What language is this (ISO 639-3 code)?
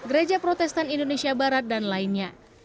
ind